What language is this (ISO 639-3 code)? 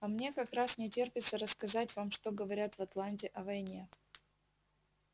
rus